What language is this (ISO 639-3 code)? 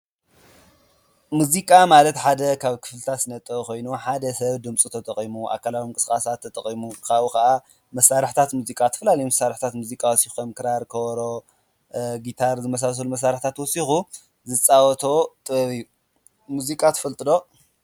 tir